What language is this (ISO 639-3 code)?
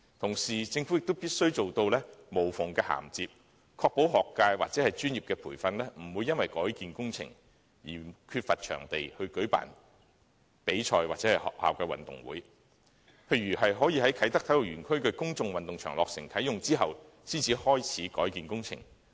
yue